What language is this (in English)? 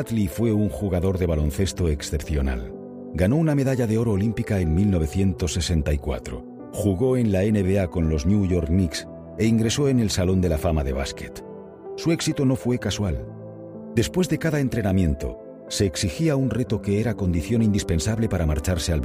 Spanish